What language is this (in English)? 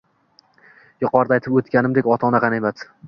Uzbek